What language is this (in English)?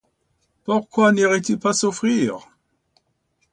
French